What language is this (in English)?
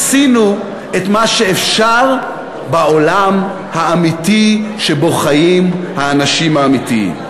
Hebrew